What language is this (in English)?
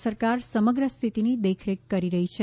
Gujarati